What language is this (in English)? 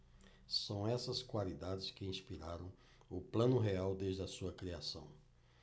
Portuguese